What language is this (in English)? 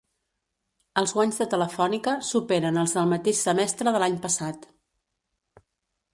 Catalan